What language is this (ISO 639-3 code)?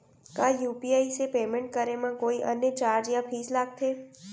hne